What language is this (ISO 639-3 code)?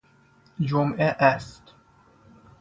fas